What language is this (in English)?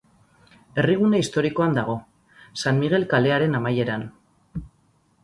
Basque